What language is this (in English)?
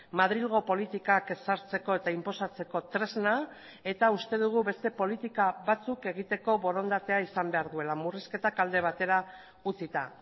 Basque